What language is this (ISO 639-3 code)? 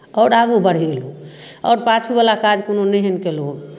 mai